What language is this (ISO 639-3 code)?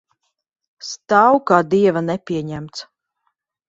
lav